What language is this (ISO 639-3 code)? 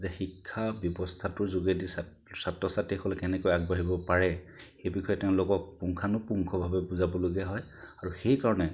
asm